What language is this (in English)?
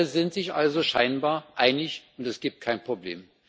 German